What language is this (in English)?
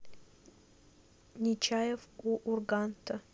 Russian